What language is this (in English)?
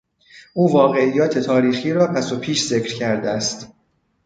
Persian